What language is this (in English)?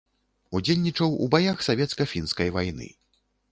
Belarusian